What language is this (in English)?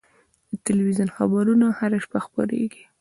Pashto